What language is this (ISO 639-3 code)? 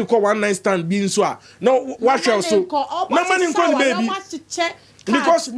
eng